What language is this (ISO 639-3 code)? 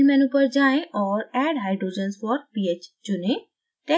hin